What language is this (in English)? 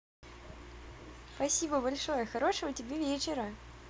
Russian